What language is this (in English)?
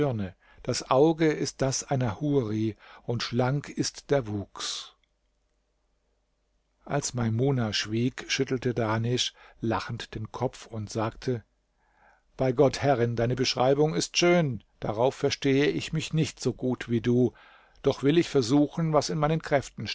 German